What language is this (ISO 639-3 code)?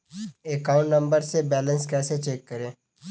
hin